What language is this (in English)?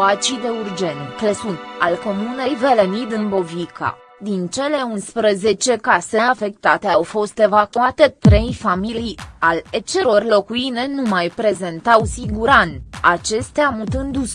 Romanian